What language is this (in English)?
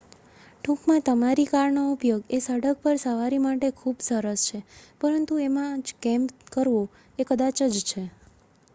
Gujarati